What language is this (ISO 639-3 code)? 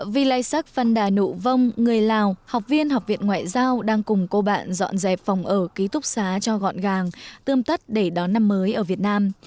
vie